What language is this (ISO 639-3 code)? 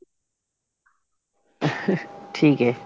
pan